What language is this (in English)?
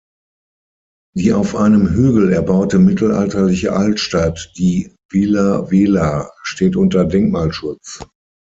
German